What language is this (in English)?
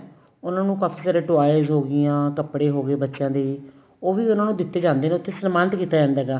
Punjabi